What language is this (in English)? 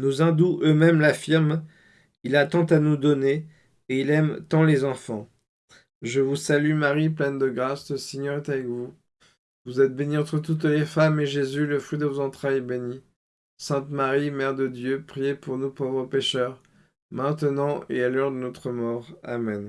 French